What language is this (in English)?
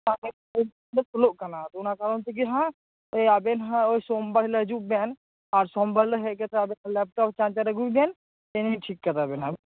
Santali